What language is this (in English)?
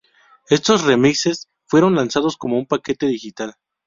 Spanish